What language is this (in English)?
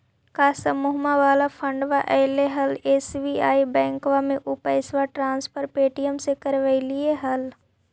Magahi